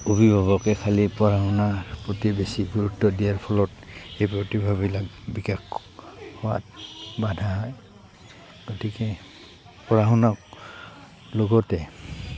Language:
Assamese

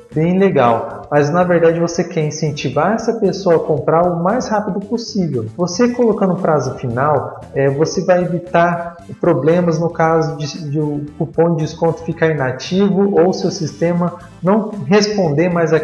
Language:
Portuguese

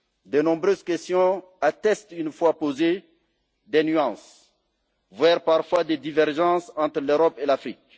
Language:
French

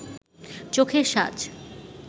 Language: Bangla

